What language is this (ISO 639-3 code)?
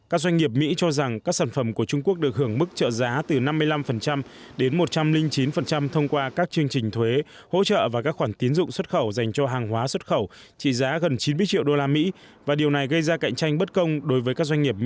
vie